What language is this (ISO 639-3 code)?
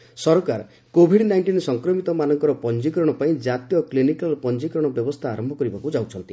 ori